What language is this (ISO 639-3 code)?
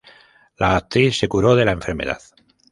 spa